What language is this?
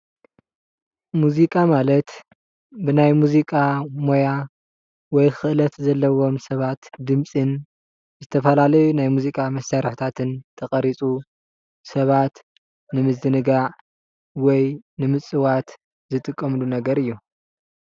Tigrinya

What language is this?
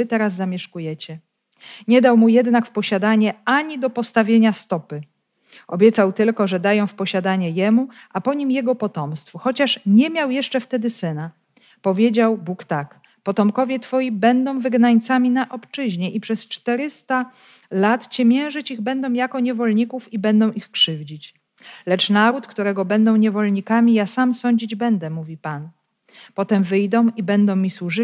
Polish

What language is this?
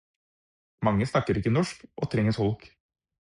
Norwegian Bokmål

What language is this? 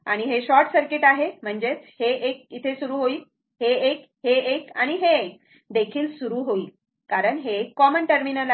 Marathi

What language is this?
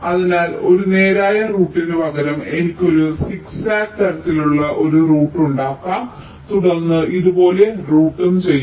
Malayalam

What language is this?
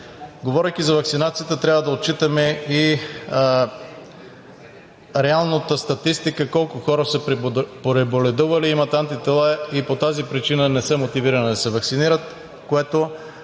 Bulgarian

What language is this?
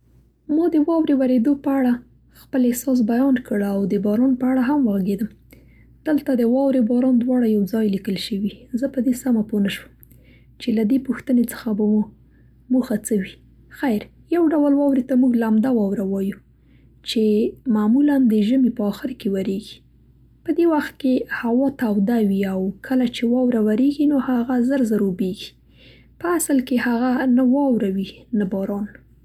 Central Pashto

